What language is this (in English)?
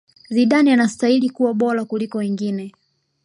Swahili